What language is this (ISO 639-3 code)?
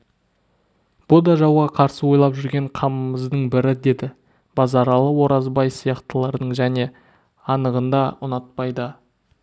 kaz